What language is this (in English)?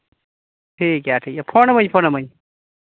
Santali